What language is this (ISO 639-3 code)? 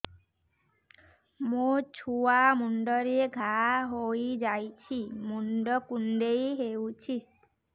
ori